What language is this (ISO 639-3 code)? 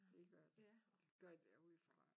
dan